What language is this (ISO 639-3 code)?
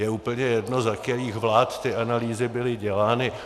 ces